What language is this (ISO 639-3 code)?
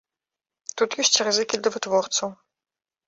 bel